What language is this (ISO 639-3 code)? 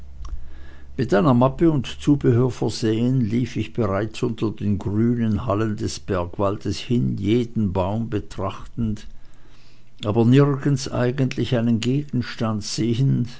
deu